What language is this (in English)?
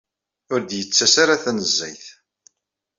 Kabyle